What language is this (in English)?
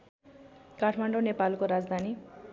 Nepali